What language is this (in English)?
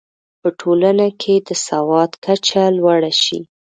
Pashto